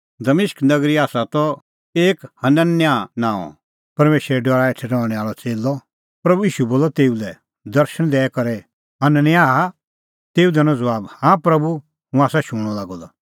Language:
Kullu Pahari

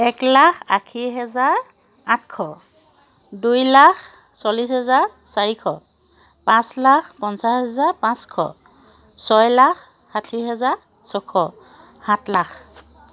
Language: Assamese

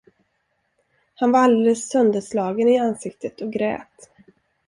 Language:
Swedish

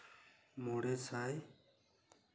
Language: Santali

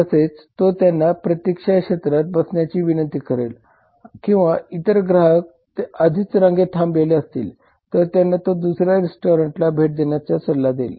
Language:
Marathi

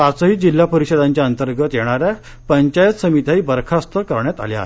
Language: Marathi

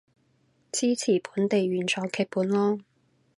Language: Cantonese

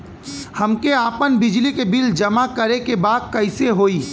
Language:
Bhojpuri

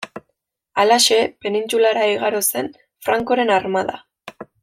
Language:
Basque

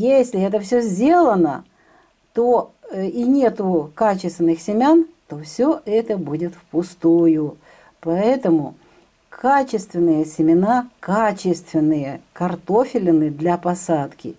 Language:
Russian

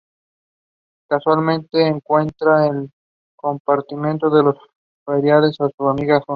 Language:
Spanish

